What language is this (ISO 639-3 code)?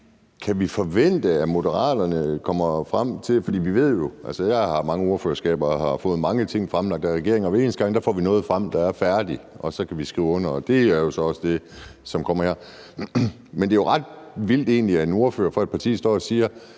dan